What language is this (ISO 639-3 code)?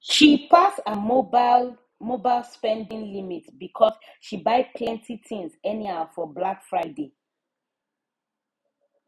pcm